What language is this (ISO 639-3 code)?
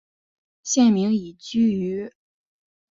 zho